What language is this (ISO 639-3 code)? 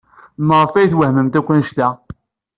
kab